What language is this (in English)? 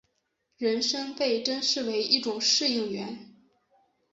Chinese